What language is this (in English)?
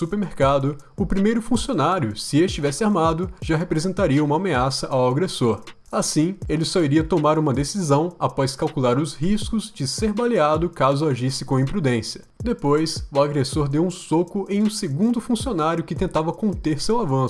Portuguese